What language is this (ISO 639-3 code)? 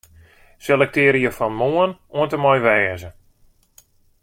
fry